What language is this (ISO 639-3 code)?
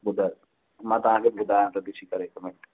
snd